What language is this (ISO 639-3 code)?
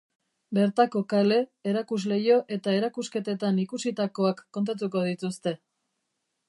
eus